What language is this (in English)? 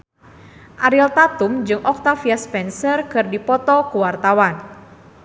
Sundanese